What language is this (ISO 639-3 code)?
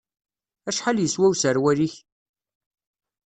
kab